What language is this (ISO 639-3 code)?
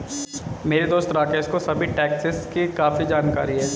hin